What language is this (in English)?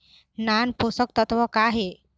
Chhattisgarhi